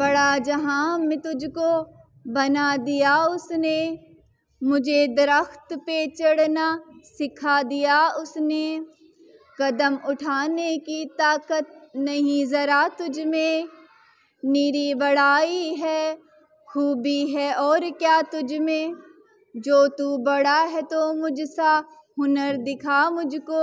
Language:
Hindi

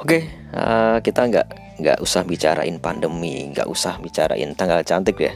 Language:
Indonesian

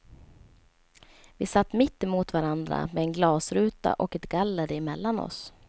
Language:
Swedish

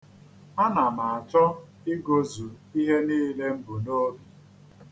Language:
Igbo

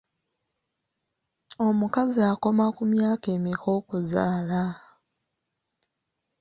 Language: Ganda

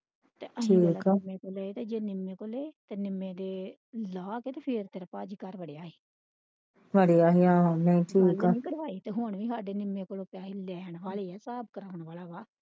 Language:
Punjabi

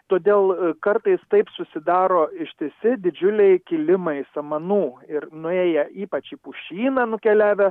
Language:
Lithuanian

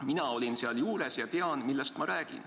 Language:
Estonian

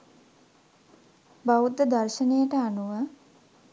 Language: Sinhala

